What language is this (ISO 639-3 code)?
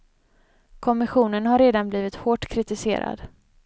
swe